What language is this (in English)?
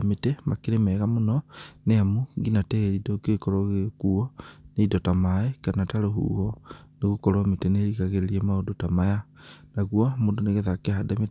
Kikuyu